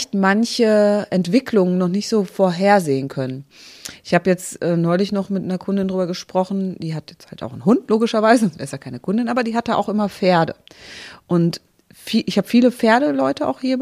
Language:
German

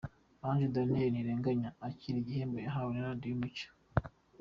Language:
Kinyarwanda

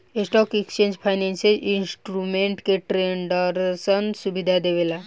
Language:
Bhojpuri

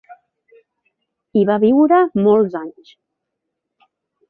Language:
Catalan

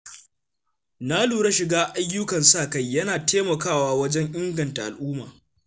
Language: Hausa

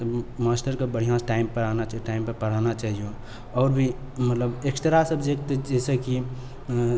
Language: Maithili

